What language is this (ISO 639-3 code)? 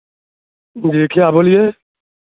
urd